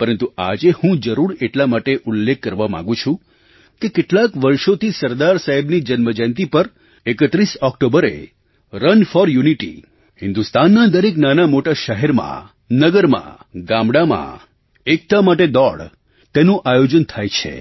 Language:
Gujarati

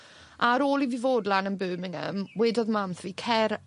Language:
Welsh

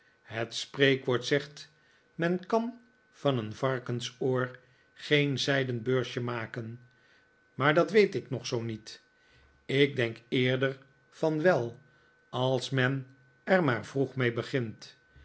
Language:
Dutch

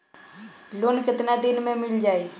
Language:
Bhojpuri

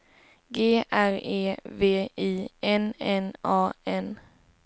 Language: Swedish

